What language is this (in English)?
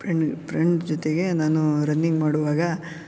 Kannada